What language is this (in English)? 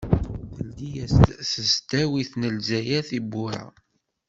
Kabyle